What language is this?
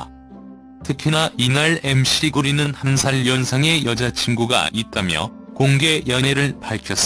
Korean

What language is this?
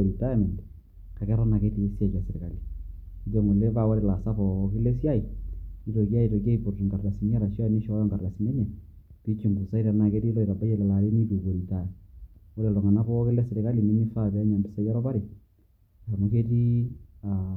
Masai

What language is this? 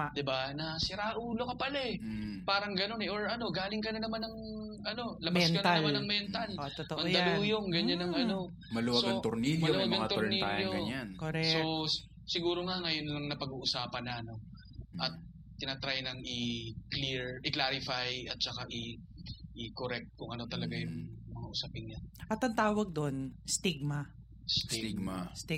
Filipino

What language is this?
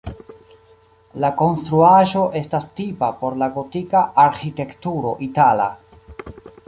Esperanto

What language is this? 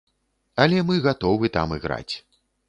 Belarusian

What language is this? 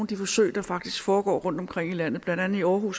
Danish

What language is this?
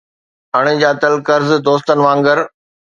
Sindhi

